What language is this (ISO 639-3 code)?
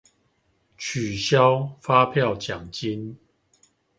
zho